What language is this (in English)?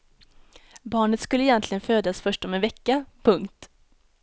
Swedish